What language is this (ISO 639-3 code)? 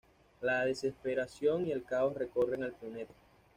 spa